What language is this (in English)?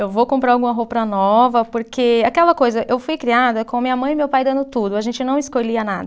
Portuguese